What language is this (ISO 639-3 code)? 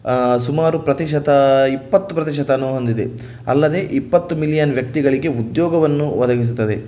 kan